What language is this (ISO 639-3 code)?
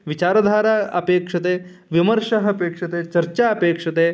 san